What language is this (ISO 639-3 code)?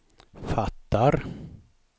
swe